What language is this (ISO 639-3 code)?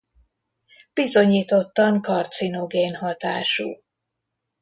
hun